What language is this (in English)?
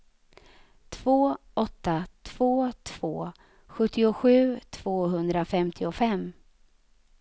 Swedish